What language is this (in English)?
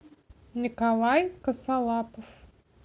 Russian